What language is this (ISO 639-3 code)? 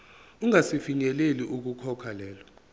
zul